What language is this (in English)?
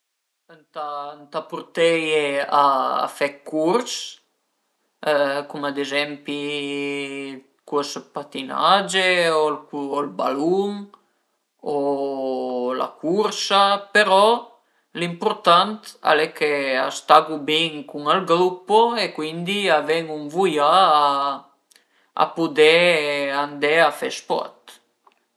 Piedmontese